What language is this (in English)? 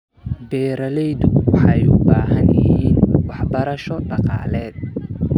Somali